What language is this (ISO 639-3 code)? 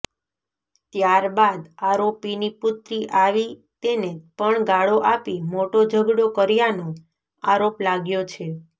guj